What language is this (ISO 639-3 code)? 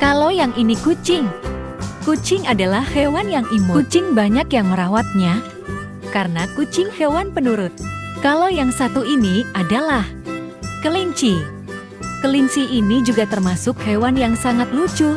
ind